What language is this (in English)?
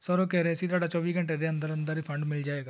Punjabi